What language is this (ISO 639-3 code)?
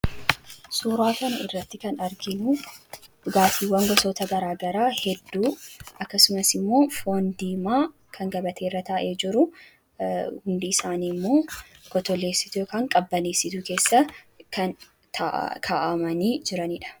orm